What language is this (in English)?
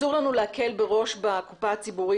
Hebrew